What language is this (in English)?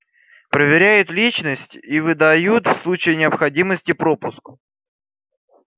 Russian